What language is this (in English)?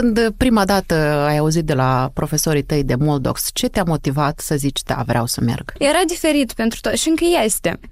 Romanian